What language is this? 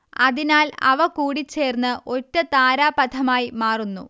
Malayalam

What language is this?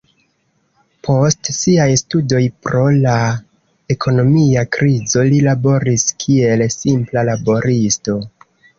Esperanto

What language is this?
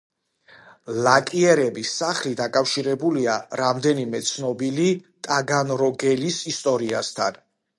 Georgian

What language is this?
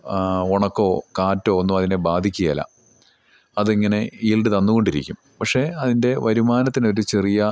Malayalam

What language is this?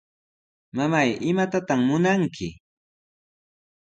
Sihuas Ancash Quechua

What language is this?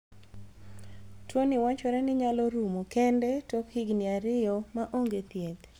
Luo (Kenya and Tanzania)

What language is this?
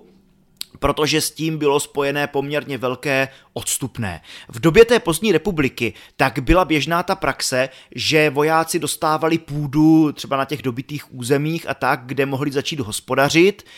Czech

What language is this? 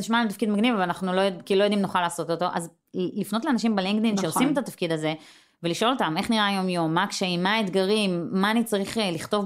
Hebrew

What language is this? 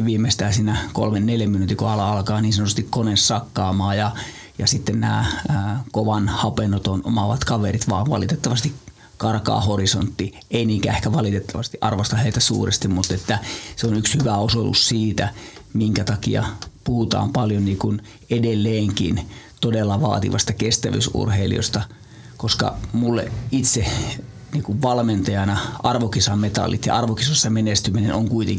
Finnish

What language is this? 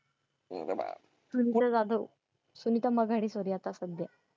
Marathi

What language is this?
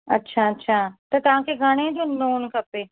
Sindhi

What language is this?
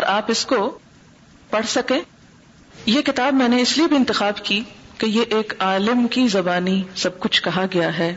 Urdu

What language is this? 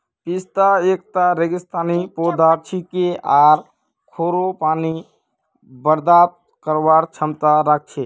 Magahi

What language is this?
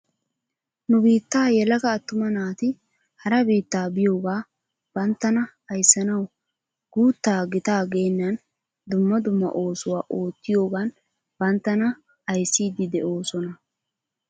Wolaytta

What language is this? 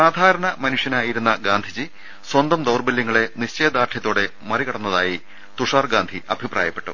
Malayalam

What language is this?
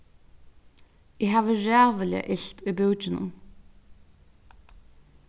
Faroese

